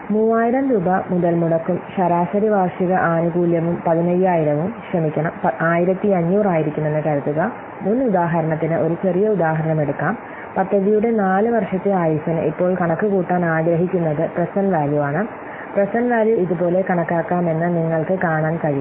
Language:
Malayalam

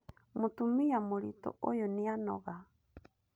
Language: Kikuyu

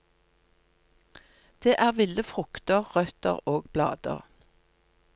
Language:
Norwegian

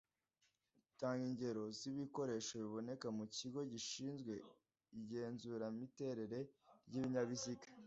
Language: Kinyarwanda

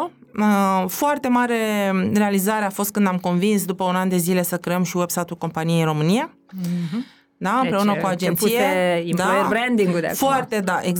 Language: Romanian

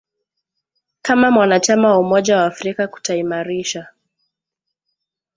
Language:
Swahili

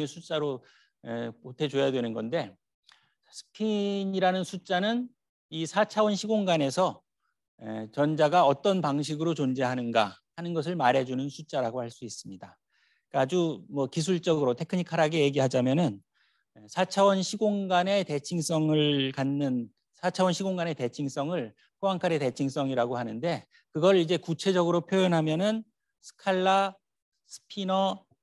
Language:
Korean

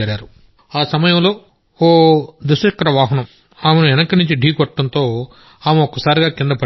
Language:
Telugu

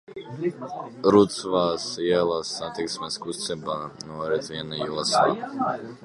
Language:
Latvian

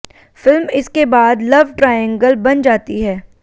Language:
Hindi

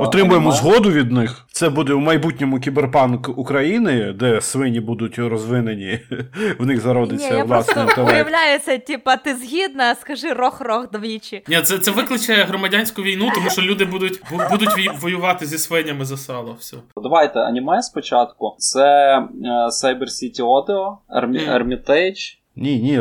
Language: Ukrainian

